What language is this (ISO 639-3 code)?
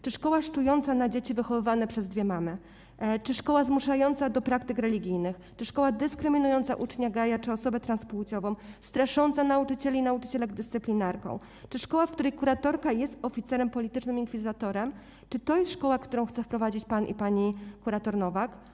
pol